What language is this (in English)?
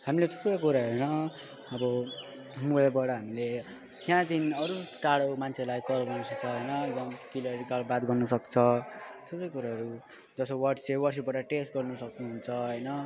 Nepali